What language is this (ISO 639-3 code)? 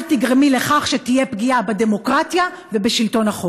heb